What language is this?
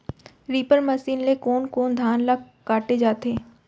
Chhattisgarhi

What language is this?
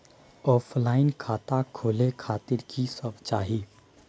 Maithili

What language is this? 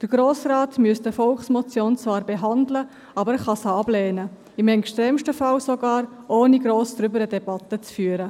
Swiss German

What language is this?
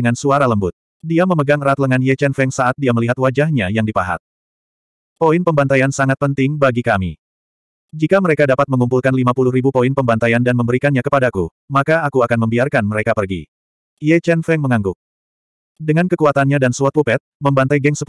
Indonesian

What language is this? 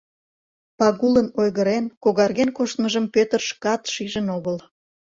Mari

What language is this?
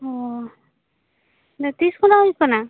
Santali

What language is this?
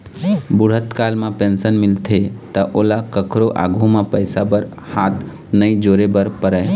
Chhattisgarhi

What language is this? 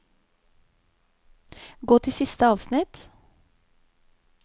Norwegian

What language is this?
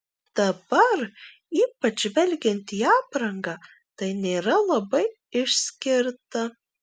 Lithuanian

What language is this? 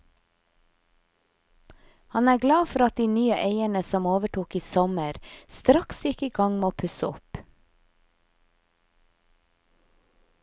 Norwegian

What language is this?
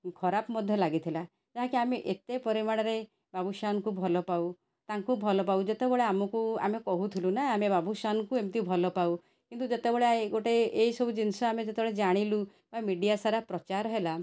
Odia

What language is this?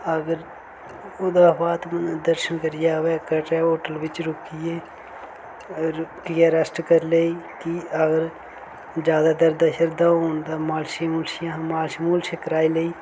Dogri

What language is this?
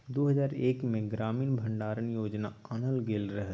Maithili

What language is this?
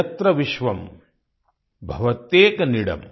Hindi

